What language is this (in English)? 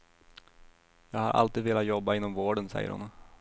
Swedish